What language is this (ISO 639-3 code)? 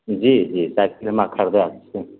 mai